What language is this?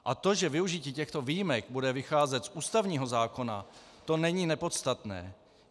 Czech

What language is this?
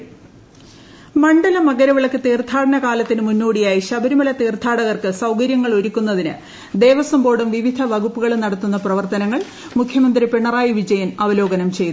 Malayalam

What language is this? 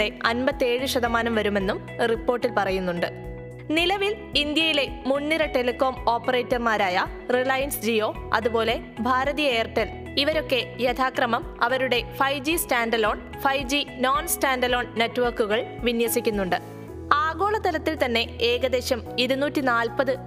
Malayalam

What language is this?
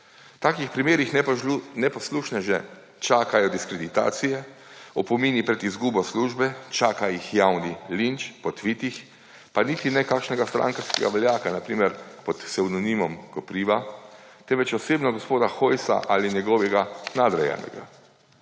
Slovenian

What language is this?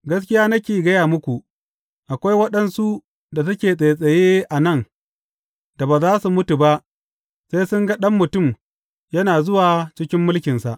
Hausa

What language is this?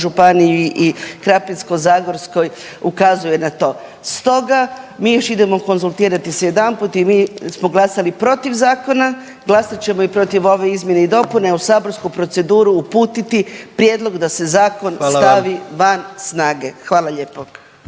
Croatian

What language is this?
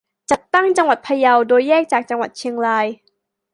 Thai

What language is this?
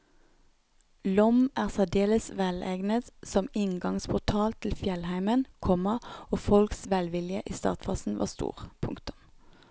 Norwegian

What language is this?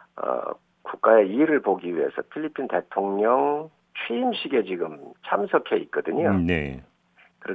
Korean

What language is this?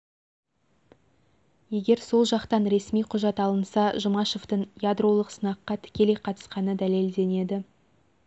Kazakh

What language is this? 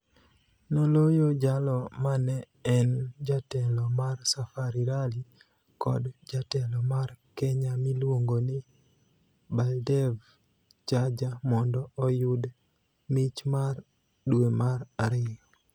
Luo (Kenya and Tanzania)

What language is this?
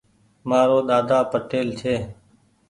Goaria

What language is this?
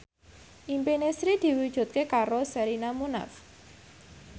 Javanese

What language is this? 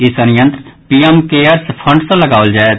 Maithili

